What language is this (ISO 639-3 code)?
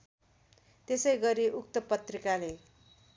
nep